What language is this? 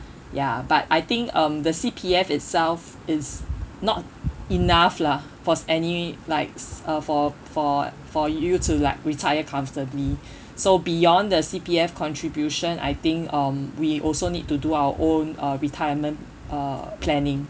English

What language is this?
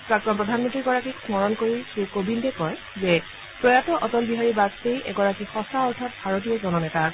Assamese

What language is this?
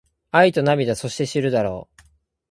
Japanese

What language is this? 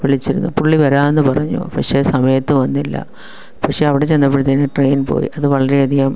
Malayalam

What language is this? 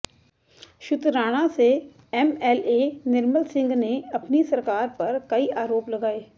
Hindi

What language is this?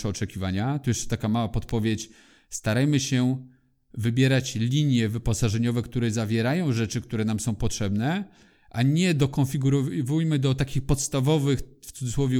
Polish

